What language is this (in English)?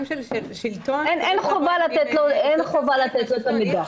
Hebrew